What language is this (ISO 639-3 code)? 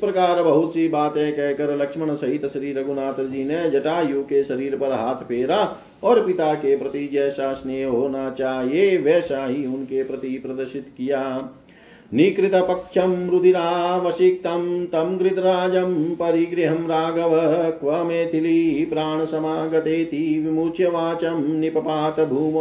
hin